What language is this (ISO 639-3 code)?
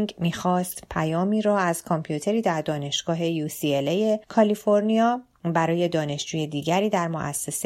fas